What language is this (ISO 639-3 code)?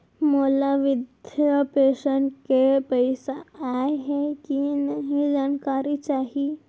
hne